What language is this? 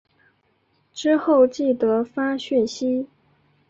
Chinese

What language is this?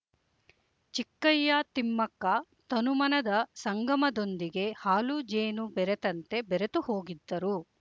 Kannada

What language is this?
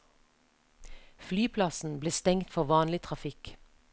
Norwegian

